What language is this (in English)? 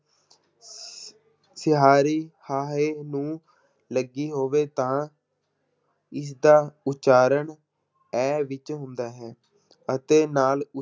Punjabi